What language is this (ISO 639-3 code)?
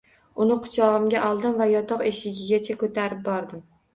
uzb